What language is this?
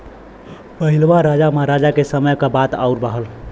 Bhojpuri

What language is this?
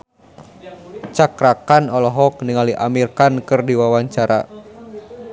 Sundanese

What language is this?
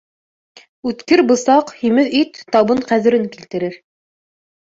Bashkir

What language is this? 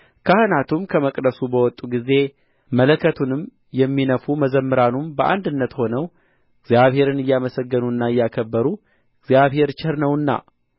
Amharic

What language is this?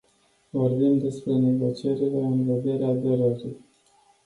Romanian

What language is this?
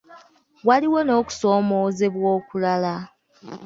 Ganda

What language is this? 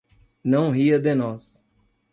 Portuguese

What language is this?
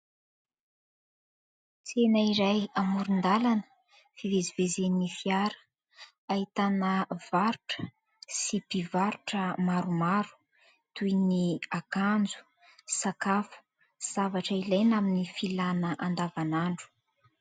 Malagasy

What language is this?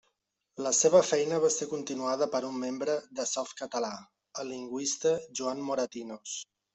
Catalan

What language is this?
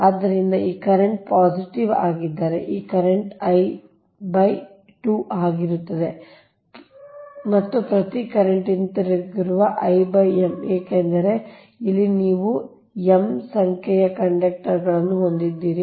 Kannada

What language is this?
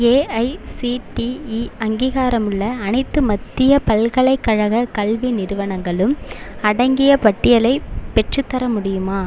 Tamil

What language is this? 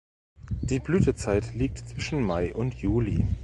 German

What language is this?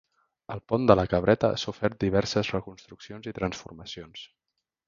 Catalan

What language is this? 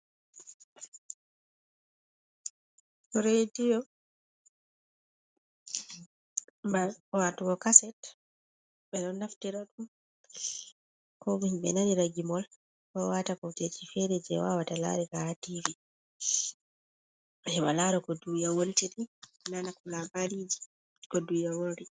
Fula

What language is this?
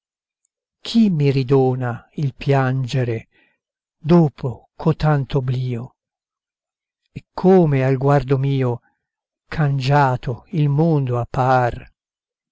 Italian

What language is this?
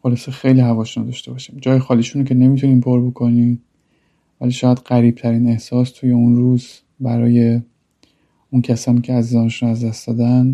Persian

